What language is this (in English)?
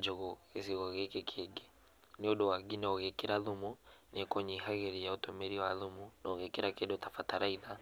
Kikuyu